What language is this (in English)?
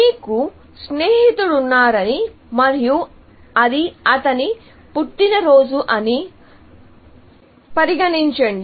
Telugu